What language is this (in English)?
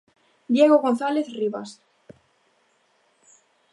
Galician